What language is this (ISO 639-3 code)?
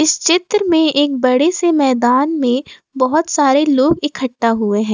hin